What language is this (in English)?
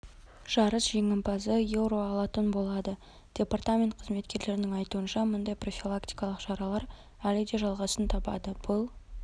Kazakh